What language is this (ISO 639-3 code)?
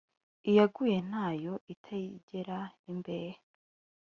kin